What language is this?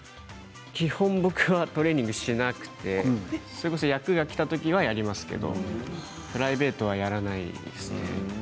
Japanese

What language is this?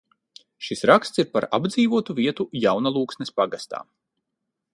Latvian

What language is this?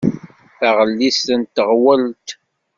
Kabyle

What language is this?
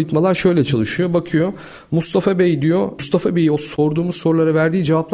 Turkish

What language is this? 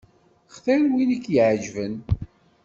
Kabyle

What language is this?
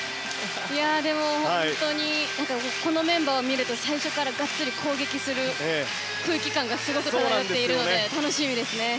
Japanese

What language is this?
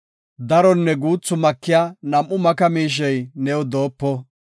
Gofa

